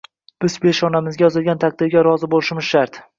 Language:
Uzbek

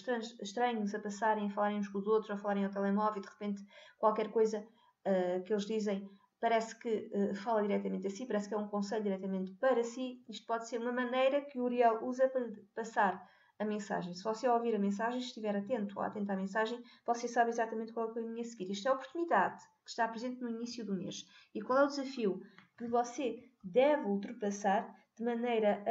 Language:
Portuguese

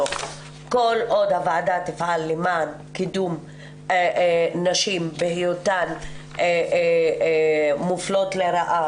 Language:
Hebrew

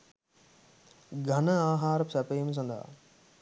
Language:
Sinhala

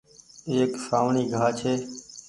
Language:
Goaria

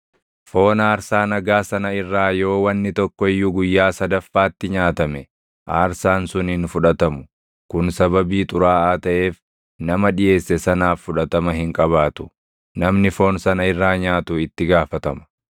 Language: Oromo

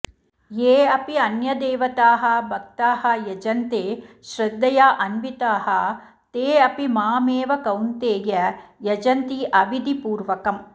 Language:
Sanskrit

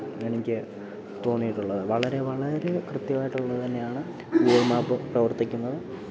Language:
Malayalam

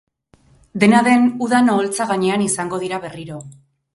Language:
Basque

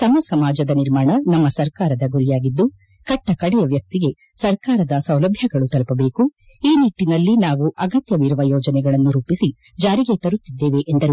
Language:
Kannada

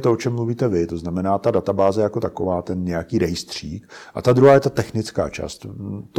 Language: Czech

